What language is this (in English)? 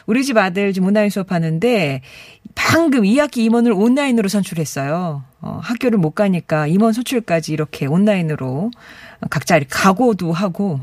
Korean